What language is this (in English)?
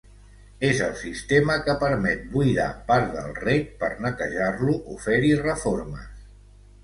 Catalan